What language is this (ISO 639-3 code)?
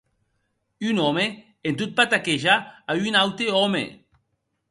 oci